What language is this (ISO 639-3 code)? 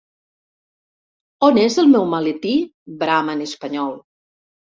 cat